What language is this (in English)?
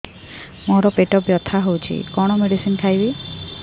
Odia